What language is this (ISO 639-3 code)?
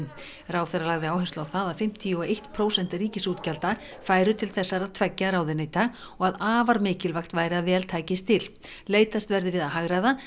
isl